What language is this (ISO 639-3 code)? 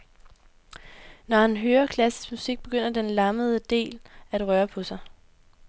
dan